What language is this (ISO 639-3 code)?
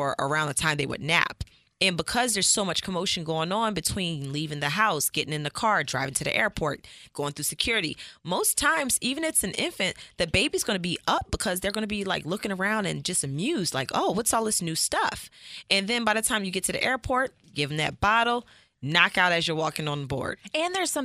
eng